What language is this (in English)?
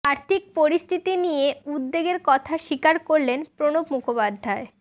Bangla